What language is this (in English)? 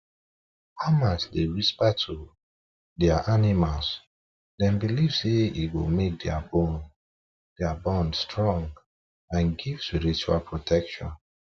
Nigerian Pidgin